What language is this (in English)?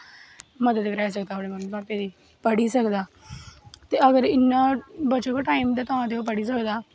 Dogri